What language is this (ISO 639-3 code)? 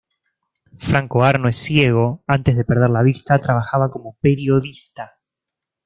spa